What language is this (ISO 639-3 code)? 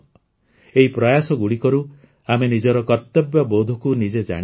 ori